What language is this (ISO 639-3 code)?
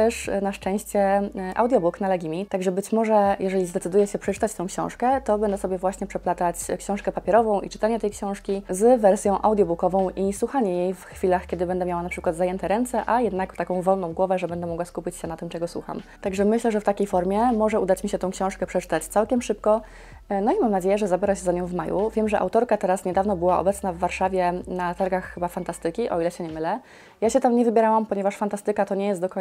pol